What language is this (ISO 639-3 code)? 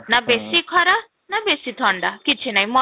ori